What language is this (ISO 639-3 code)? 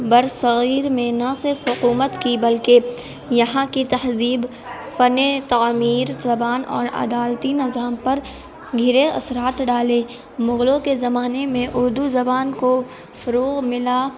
urd